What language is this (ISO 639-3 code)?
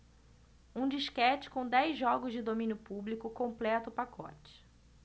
por